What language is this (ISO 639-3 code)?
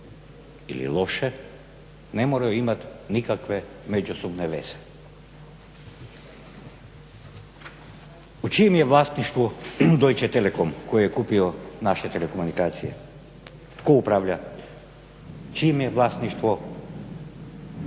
hrv